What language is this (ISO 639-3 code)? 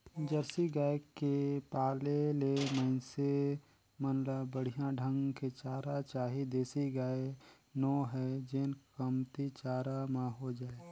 hne